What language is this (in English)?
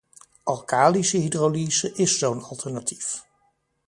Dutch